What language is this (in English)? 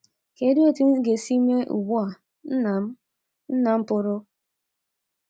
Igbo